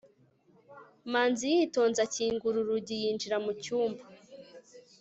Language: Kinyarwanda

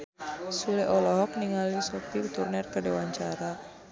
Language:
Sundanese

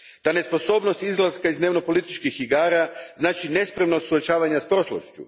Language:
Croatian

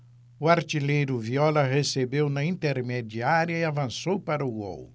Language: Portuguese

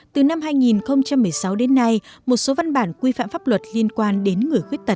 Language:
Vietnamese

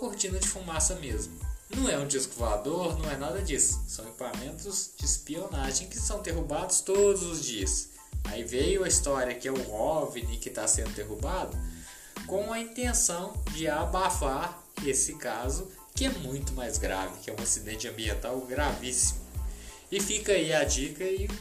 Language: Portuguese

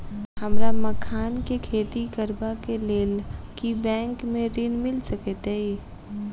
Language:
Maithili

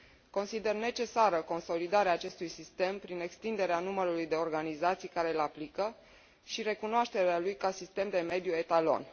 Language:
Romanian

